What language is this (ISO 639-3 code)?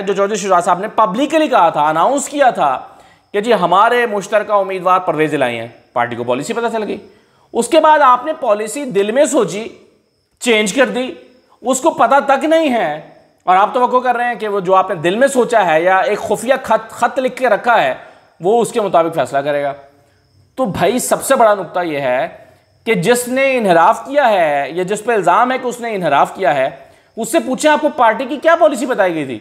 hin